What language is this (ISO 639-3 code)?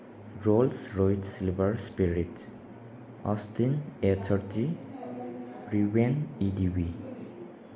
mni